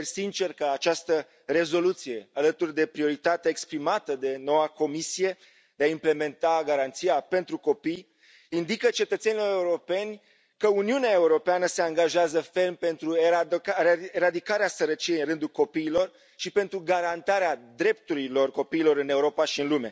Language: Romanian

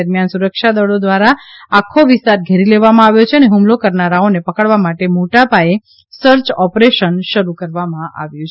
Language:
Gujarati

